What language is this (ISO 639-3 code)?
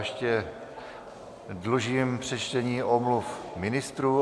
ces